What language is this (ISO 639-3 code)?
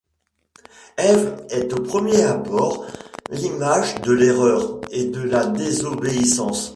fra